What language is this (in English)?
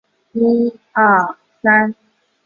Chinese